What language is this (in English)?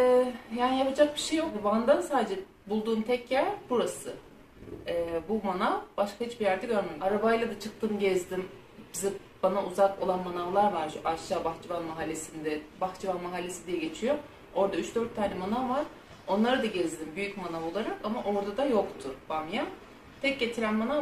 Turkish